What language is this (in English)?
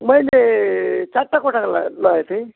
Nepali